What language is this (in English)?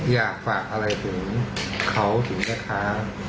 Thai